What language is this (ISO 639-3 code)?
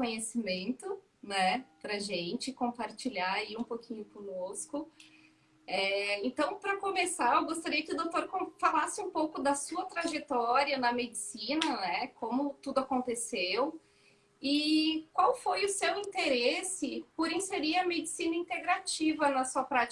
por